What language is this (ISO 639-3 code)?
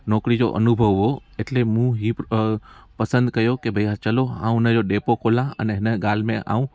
snd